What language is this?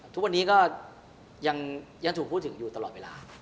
Thai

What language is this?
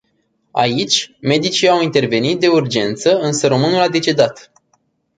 Romanian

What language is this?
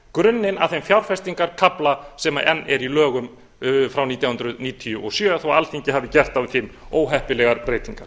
Icelandic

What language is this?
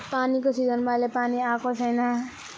Nepali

